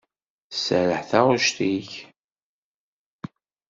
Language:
Kabyle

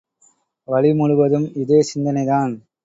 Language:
Tamil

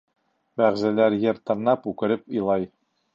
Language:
Bashkir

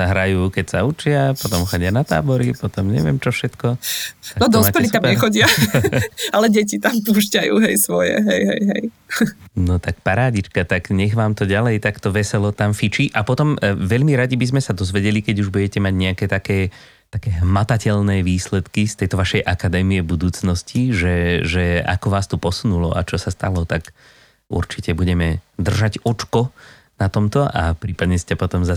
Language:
Slovak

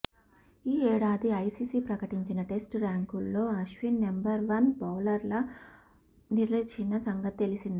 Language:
Telugu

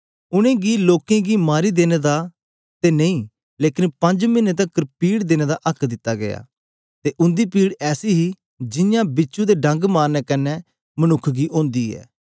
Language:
Dogri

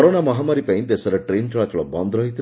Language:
Odia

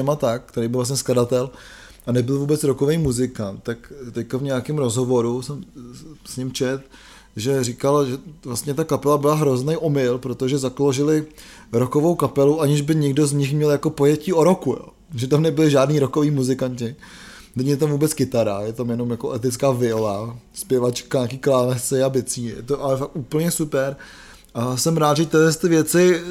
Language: Czech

